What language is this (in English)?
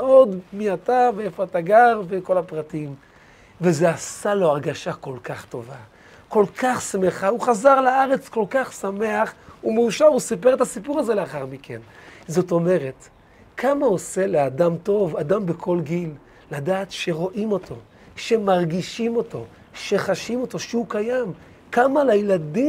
Hebrew